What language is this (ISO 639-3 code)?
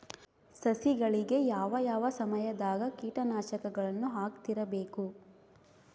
kan